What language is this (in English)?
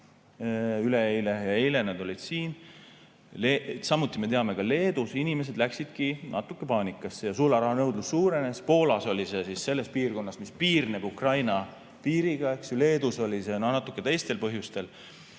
Estonian